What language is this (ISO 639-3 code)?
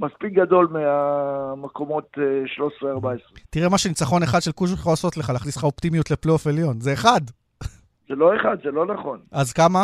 heb